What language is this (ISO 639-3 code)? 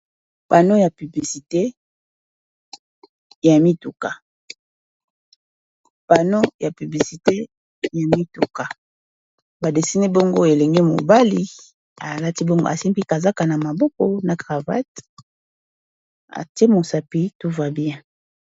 lin